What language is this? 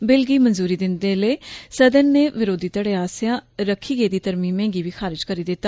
Dogri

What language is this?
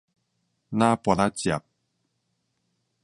Min Nan Chinese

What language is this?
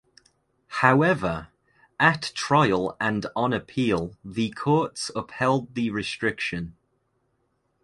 English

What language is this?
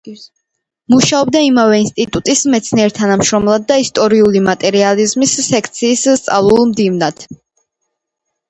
Georgian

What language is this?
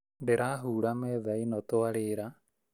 Kikuyu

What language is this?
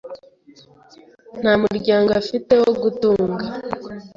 Kinyarwanda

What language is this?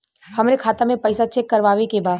Bhojpuri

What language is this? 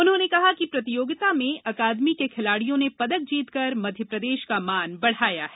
Hindi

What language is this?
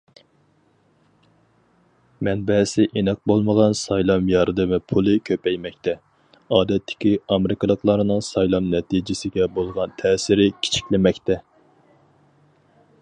Uyghur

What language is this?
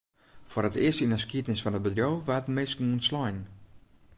Western Frisian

